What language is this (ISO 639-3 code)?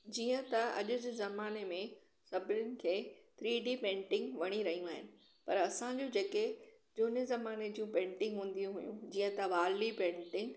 snd